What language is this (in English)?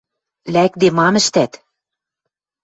Western Mari